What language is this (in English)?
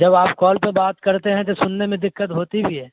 Urdu